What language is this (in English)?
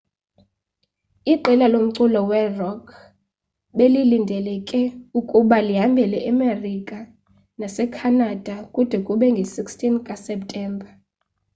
Xhosa